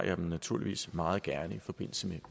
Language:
Danish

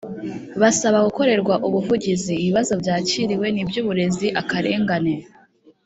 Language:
Kinyarwanda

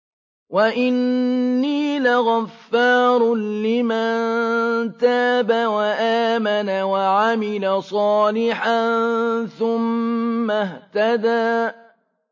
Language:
Arabic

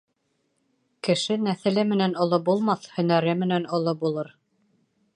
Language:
Bashkir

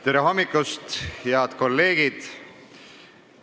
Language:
Estonian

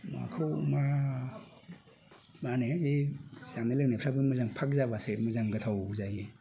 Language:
Bodo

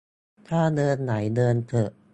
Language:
Thai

